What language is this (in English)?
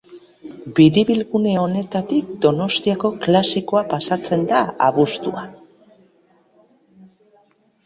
Basque